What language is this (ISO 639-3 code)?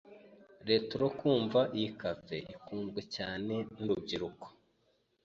kin